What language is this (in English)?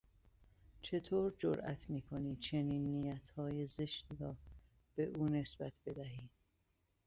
Persian